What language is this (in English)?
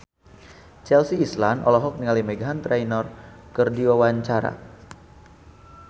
Sundanese